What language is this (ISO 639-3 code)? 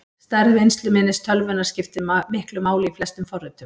isl